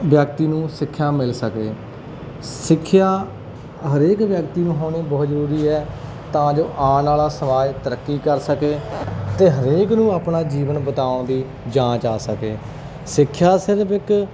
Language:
Punjabi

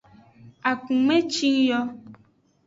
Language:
Aja (Benin)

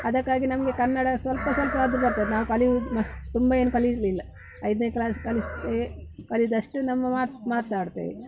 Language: Kannada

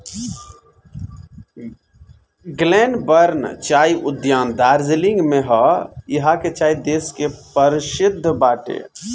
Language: Bhojpuri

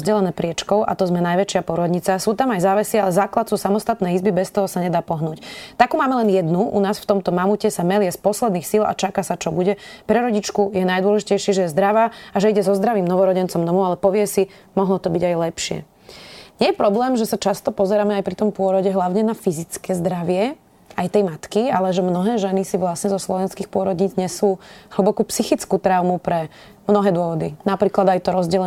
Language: Slovak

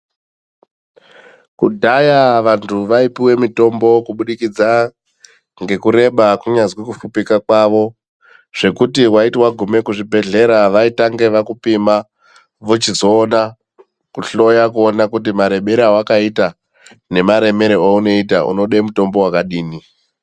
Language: Ndau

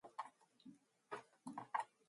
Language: Mongolian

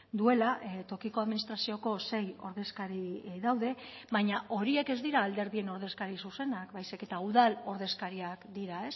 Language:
Basque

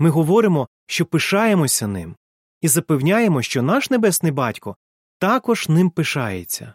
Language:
Ukrainian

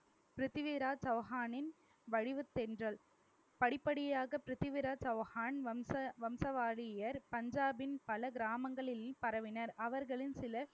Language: Tamil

